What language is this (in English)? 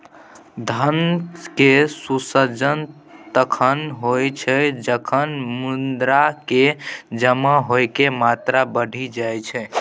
Maithili